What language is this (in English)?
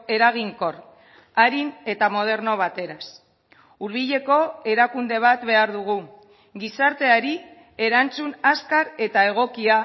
Basque